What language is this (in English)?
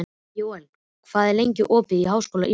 Icelandic